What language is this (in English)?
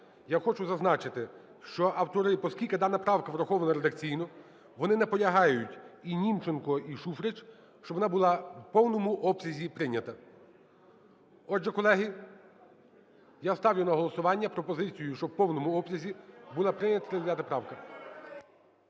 Ukrainian